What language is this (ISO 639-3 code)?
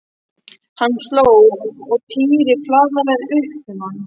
isl